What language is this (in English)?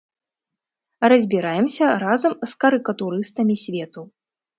Belarusian